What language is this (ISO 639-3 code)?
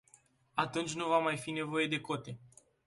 ron